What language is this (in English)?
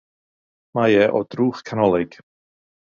Welsh